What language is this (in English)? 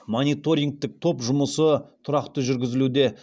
Kazakh